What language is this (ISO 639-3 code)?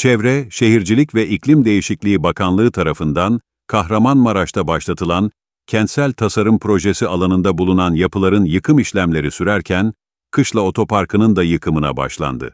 tur